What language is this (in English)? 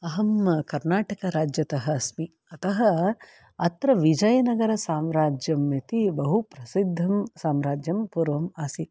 Sanskrit